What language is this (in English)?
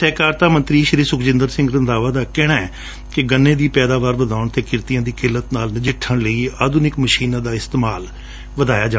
Punjabi